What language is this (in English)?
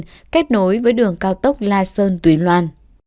Vietnamese